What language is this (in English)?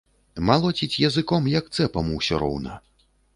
Belarusian